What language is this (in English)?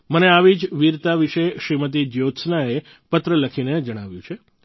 Gujarati